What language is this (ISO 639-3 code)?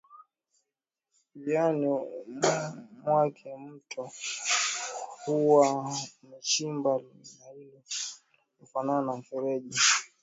swa